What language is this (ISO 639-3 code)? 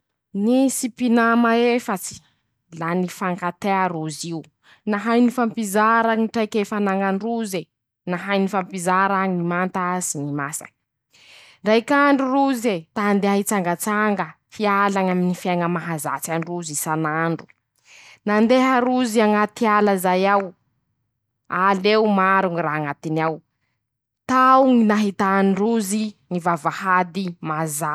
msh